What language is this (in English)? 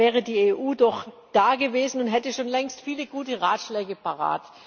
German